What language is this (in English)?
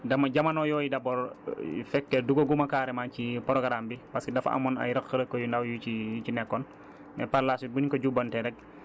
Wolof